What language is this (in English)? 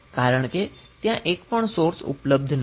Gujarati